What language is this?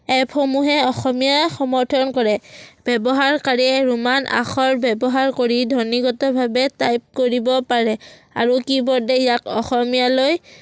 Assamese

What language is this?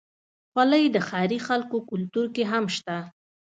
Pashto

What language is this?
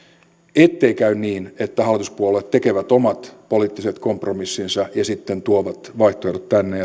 Finnish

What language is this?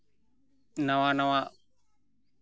Santali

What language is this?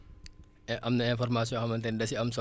Wolof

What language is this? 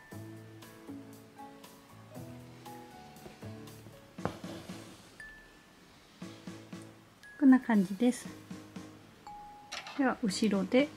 Japanese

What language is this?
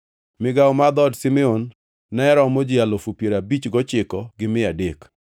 Luo (Kenya and Tanzania)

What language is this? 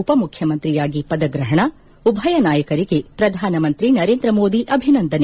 Kannada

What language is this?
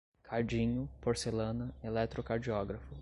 Portuguese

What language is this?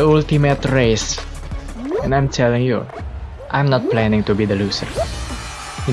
English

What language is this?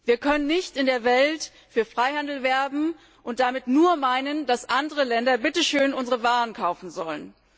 German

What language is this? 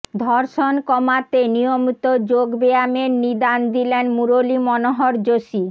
Bangla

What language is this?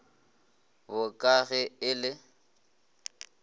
Northern Sotho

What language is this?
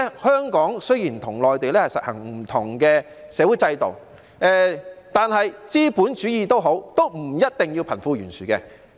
Cantonese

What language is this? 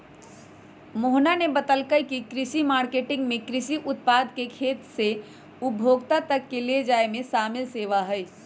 Magahi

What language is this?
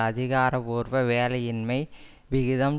Tamil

